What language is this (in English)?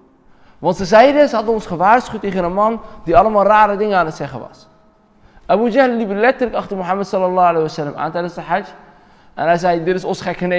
Dutch